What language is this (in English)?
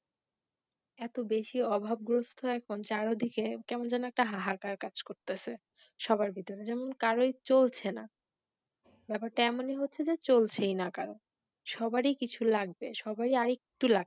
Bangla